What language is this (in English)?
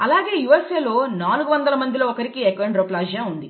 Telugu